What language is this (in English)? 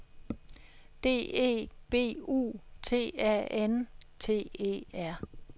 Danish